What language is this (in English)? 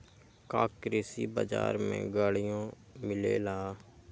Magahi